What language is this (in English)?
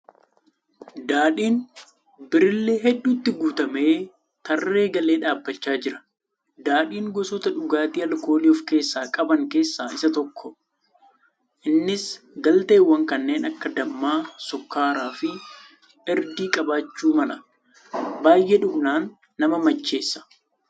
Oromo